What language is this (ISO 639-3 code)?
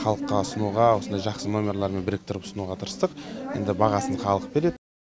kaz